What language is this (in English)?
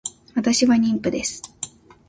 Japanese